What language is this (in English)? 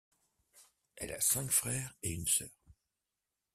French